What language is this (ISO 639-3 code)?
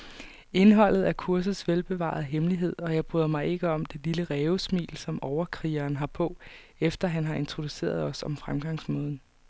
dan